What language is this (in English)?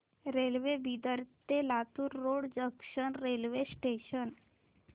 Marathi